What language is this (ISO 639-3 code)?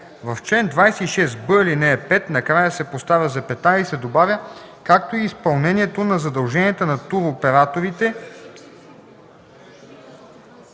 bul